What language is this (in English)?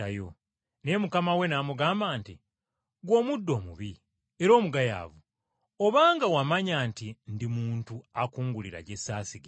Ganda